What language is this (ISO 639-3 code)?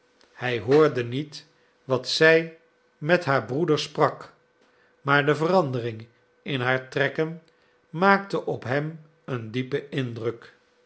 nld